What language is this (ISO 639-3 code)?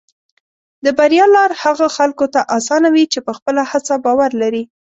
pus